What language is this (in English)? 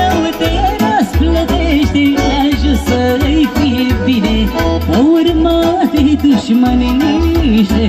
Romanian